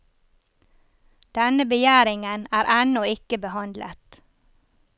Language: Norwegian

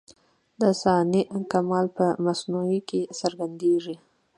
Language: Pashto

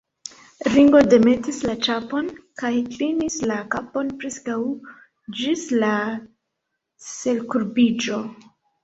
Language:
Esperanto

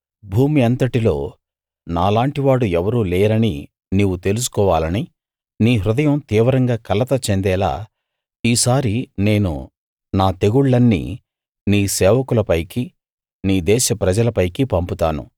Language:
Telugu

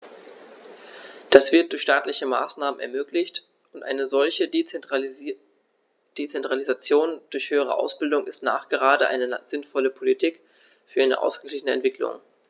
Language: German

